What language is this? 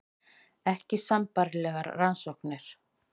Icelandic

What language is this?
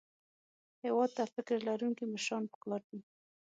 Pashto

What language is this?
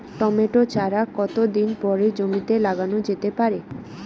Bangla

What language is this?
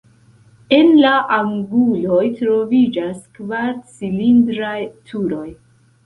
Esperanto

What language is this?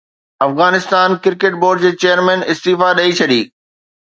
Sindhi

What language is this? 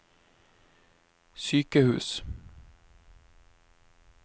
Norwegian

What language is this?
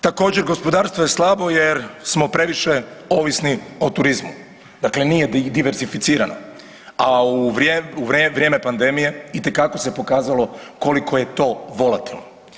Croatian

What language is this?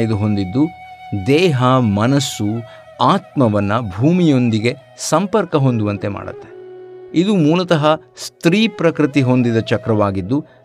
Kannada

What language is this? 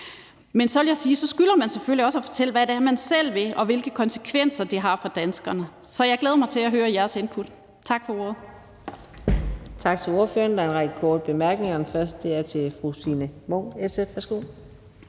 Danish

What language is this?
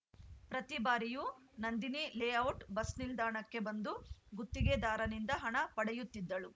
Kannada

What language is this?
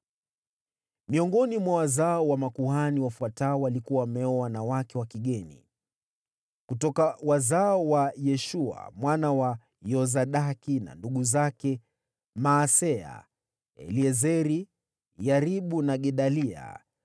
Swahili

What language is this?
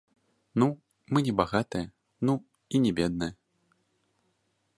Belarusian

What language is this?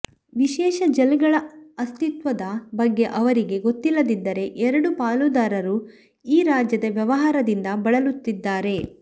Kannada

